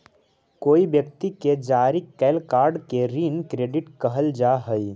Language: Magahi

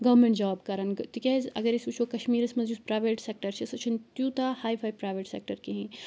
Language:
Kashmiri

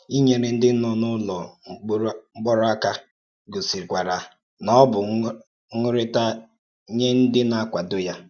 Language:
Igbo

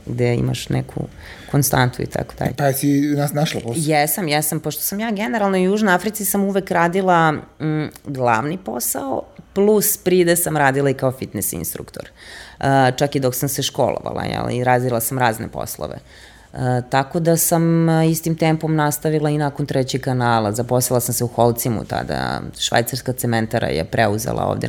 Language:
Croatian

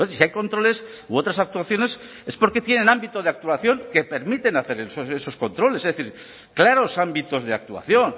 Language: Spanish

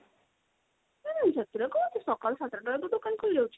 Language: Odia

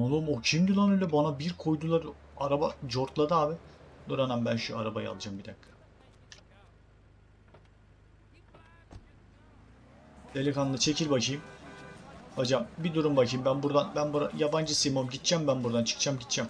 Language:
Turkish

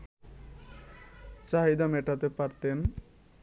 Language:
Bangla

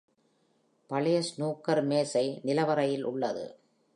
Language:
Tamil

